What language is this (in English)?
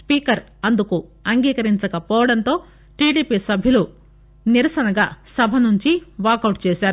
Telugu